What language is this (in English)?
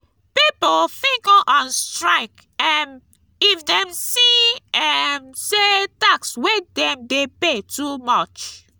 Nigerian Pidgin